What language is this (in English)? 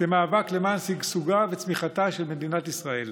Hebrew